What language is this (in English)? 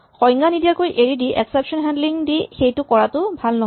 Assamese